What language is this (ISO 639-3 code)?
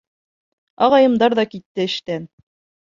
bak